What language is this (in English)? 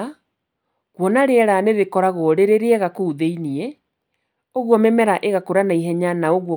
Kikuyu